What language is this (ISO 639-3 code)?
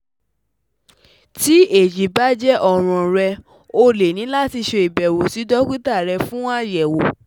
yor